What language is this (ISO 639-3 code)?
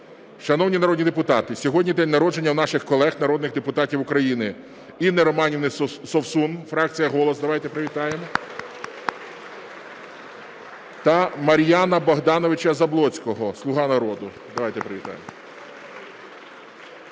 ukr